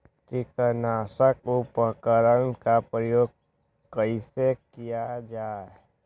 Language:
Magahi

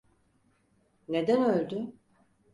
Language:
Turkish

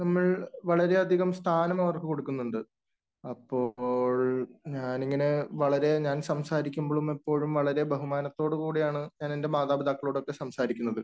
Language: Malayalam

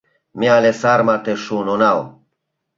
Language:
Mari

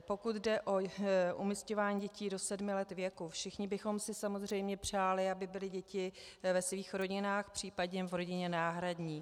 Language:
Czech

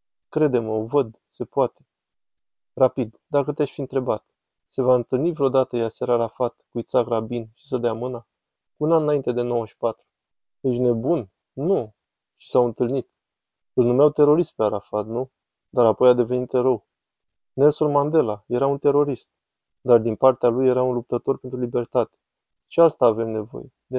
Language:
Romanian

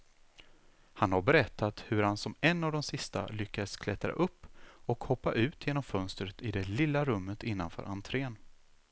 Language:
Swedish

